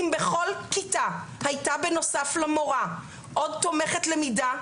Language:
Hebrew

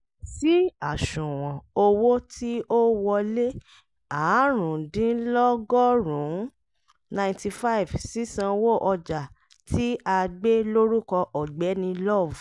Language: Yoruba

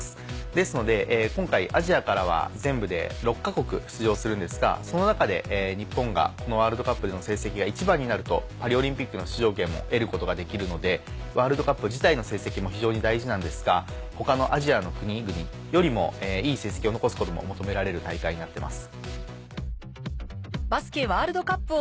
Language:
Japanese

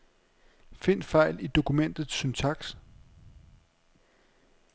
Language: Danish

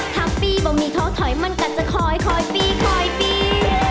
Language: Thai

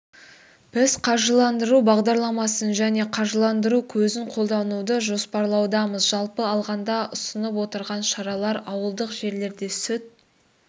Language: Kazakh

